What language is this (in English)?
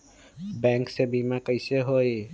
Magahi